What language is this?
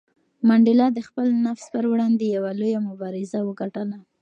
Pashto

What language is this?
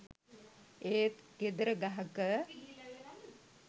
Sinhala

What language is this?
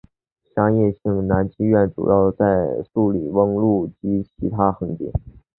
Chinese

